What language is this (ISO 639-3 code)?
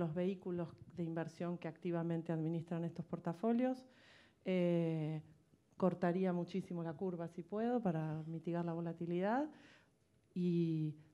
spa